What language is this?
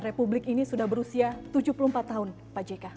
Indonesian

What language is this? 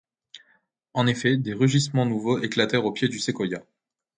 French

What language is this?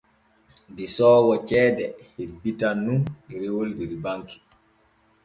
Borgu Fulfulde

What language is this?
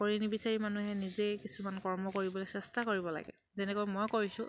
Assamese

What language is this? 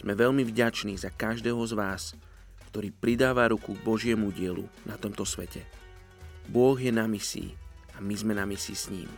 Slovak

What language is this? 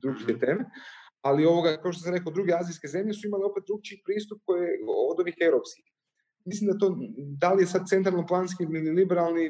Croatian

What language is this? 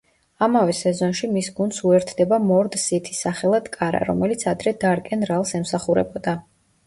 Georgian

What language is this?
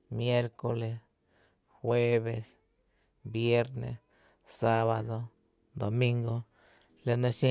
Tepinapa Chinantec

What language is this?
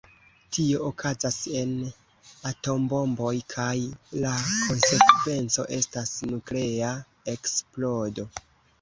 Esperanto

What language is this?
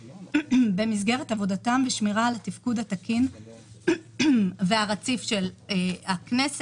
Hebrew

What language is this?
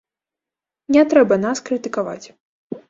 Belarusian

